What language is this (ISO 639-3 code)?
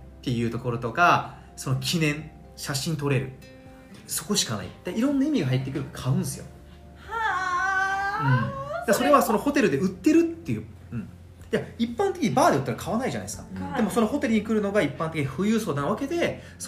jpn